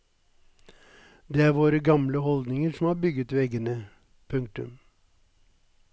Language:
Norwegian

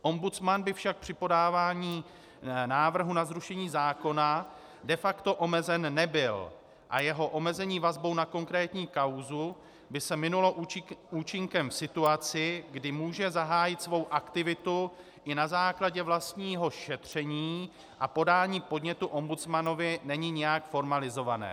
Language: Czech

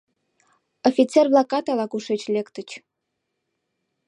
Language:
Mari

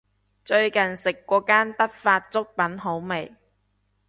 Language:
Cantonese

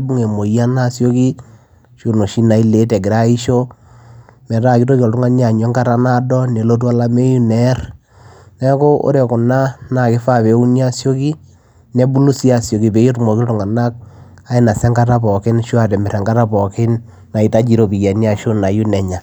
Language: Masai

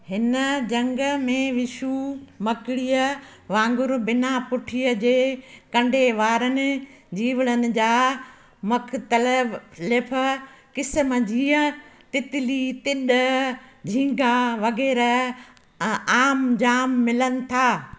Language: Sindhi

